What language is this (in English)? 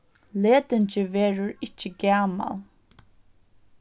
Faroese